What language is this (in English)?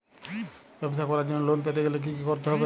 Bangla